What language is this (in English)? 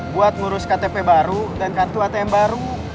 Indonesian